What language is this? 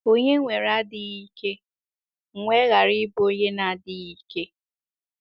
Igbo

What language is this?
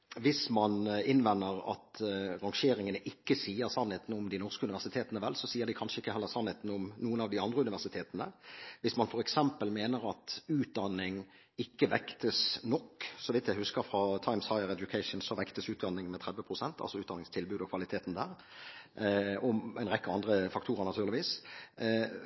Norwegian Bokmål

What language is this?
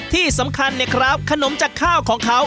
Thai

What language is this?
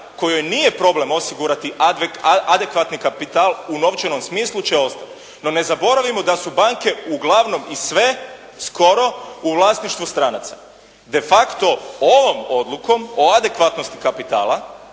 Croatian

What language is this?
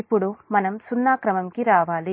Telugu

